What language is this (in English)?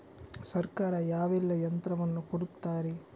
Kannada